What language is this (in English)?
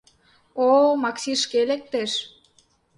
Mari